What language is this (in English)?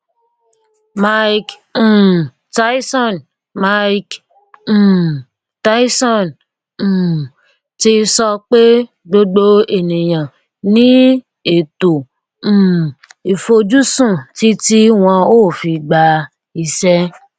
Yoruba